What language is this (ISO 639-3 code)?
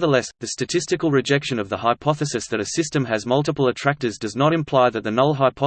eng